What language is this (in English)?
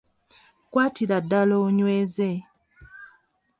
Ganda